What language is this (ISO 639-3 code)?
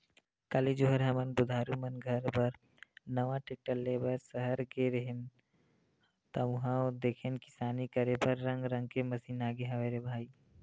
hne